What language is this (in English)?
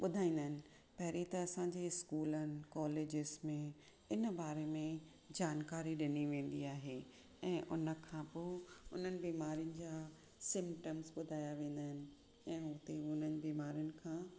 Sindhi